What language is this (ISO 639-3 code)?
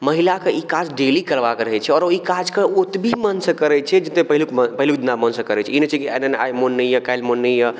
mai